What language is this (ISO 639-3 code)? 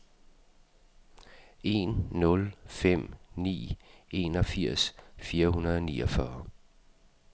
dan